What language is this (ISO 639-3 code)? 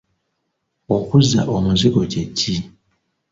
lug